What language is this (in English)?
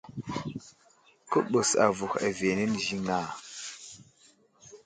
Wuzlam